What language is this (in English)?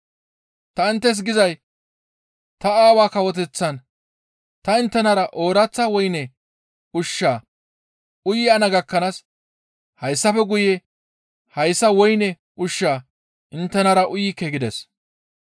Gamo